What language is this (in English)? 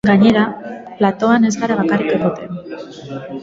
Basque